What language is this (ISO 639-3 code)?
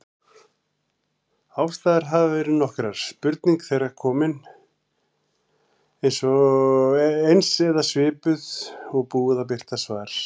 isl